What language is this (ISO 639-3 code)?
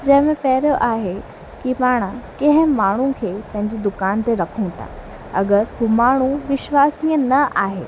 snd